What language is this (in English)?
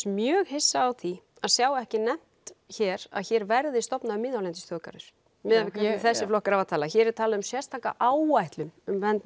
Icelandic